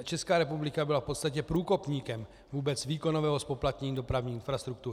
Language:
Czech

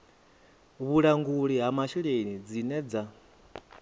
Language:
Venda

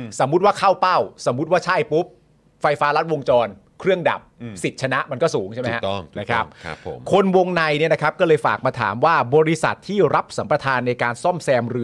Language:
Thai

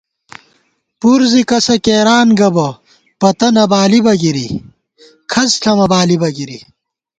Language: Gawar-Bati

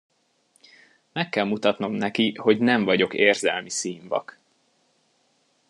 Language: Hungarian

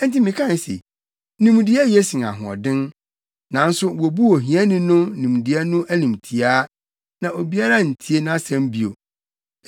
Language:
Akan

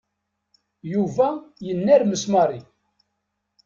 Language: Kabyle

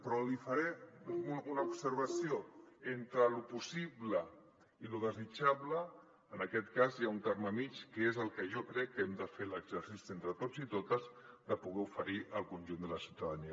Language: Catalan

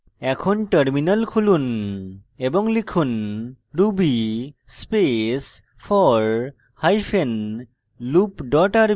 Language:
Bangla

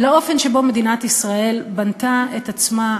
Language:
Hebrew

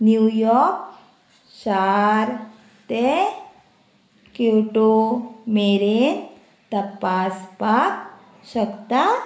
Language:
Konkani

